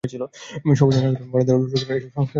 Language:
Bangla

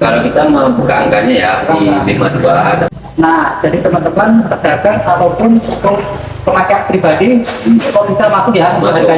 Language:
Indonesian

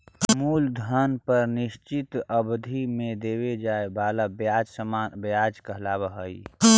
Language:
Magahi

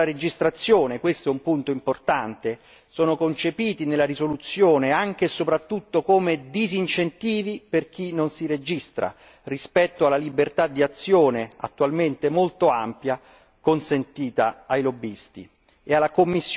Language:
Italian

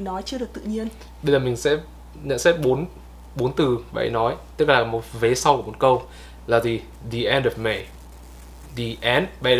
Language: Vietnamese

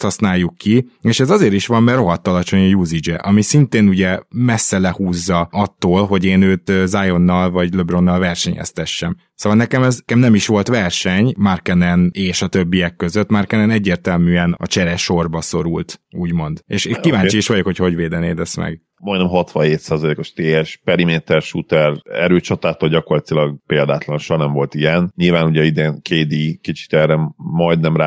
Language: Hungarian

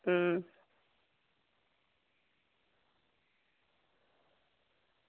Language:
Dogri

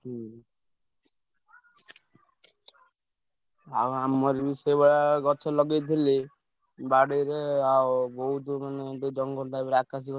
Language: Odia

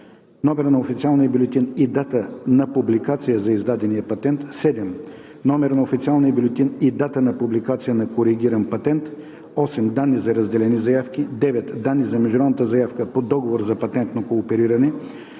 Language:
Bulgarian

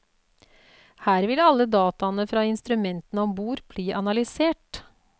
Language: Norwegian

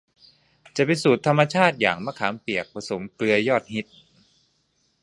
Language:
Thai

